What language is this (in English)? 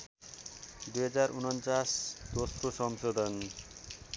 Nepali